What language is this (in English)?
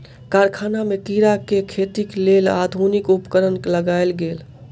Maithili